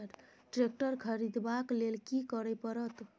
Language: Maithili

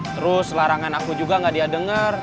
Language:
Indonesian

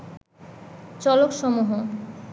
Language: Bangla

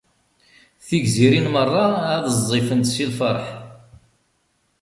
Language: Kabyle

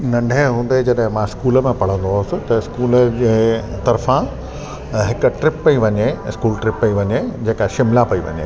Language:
Sindhi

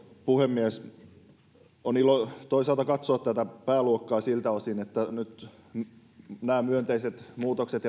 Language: Finnish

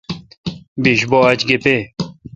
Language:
Kalkoti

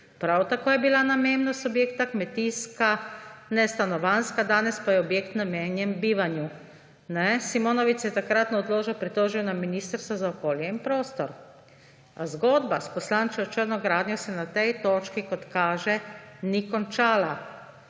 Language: Slovenian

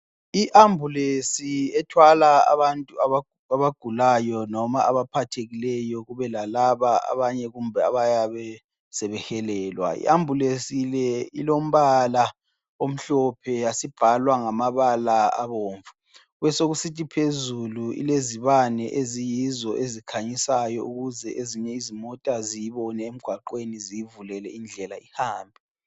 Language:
North Ndebele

